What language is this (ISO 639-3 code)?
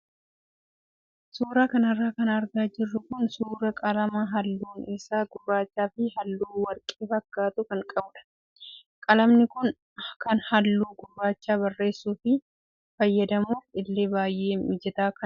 orm